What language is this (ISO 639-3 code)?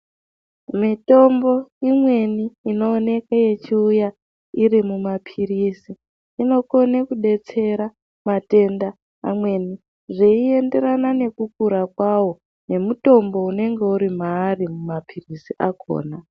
ndc